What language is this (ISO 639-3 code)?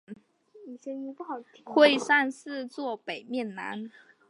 zho